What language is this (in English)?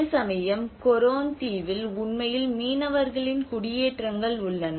Tamil